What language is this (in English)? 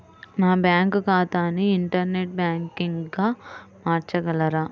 Telugu